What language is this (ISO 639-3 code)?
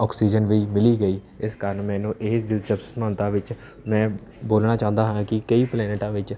pan